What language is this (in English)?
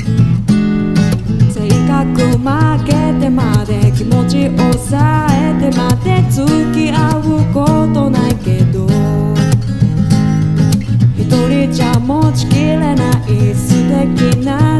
Indonesian